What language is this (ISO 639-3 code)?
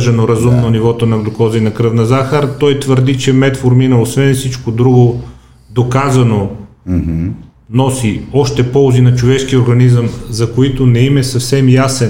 bul